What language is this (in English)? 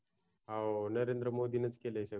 Marathi